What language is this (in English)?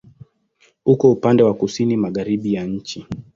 Swahili